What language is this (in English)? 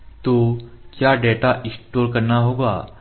Hindi